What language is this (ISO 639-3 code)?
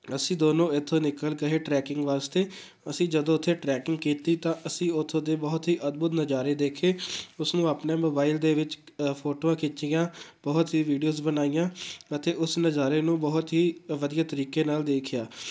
pan